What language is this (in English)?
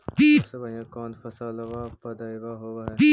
Magahi